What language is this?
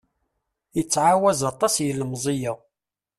Kabyle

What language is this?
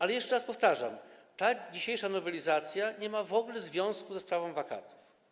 Polish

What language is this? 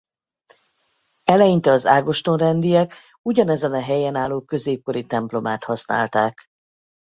Hungarian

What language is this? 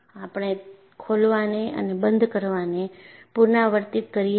Gujarati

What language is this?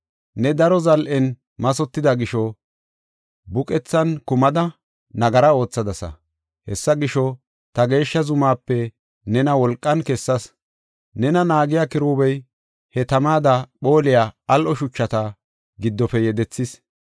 Gofa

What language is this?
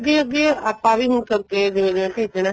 Punjabi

